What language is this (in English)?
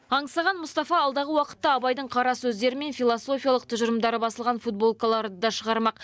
Kazakh